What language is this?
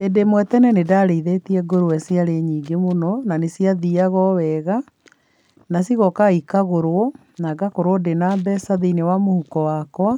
Kikuyu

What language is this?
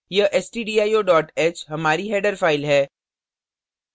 Hindi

